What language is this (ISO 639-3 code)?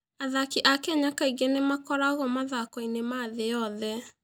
kik